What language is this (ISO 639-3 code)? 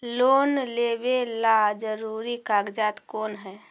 mag